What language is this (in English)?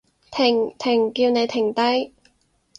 Cantonese